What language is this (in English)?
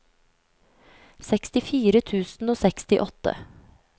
Norwegian